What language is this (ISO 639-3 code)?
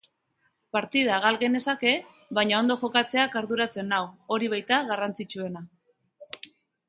eus